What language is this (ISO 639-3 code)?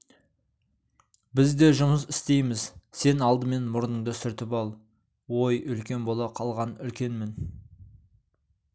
kaz